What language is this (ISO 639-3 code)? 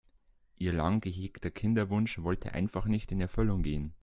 deu